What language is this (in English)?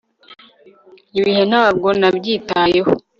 Kinyarwanda